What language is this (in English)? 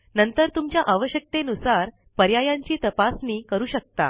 Marathi